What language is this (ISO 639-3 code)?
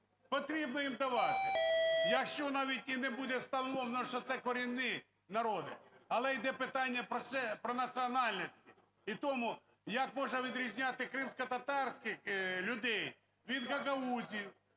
ukr